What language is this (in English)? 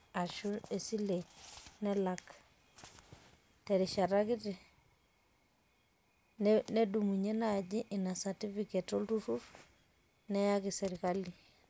Masai